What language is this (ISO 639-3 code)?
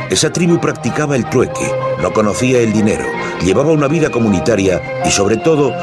spa